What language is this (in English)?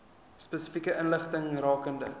Afrikaans